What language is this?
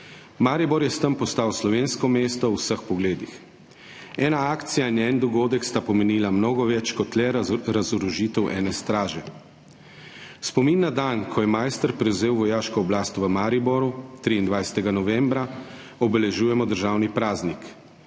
Slovenian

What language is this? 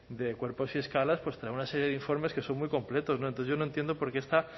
Spanish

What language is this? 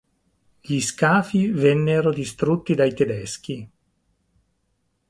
Italian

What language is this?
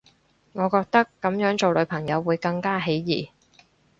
Cantonese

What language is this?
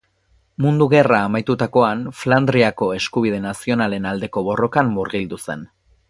Basque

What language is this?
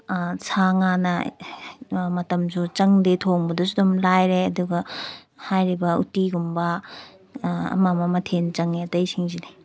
Manipuri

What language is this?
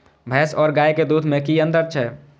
Maithili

